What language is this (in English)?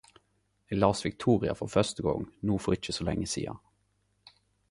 Norwegian Nynorsk